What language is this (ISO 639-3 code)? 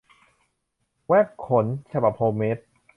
tha